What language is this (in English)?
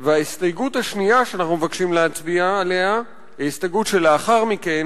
Hebrew